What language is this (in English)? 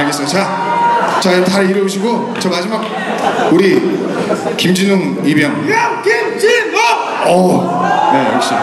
Korean